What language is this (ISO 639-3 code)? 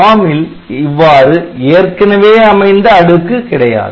tam